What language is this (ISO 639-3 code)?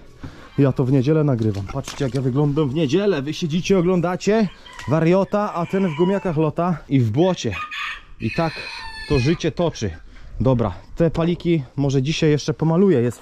pol